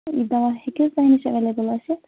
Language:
Kashmiri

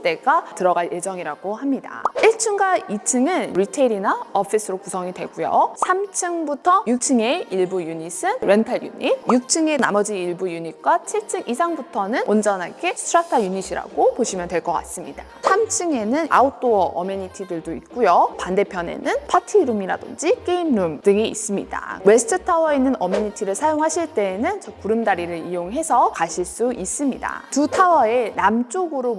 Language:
Korean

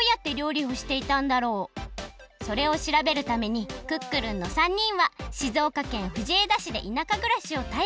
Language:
Japanese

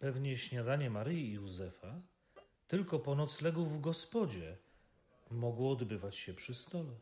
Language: Polish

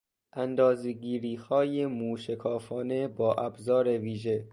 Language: Persian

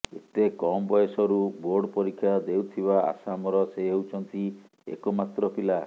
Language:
Odia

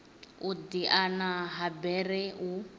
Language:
Venda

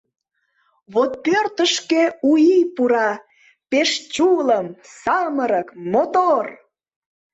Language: Mari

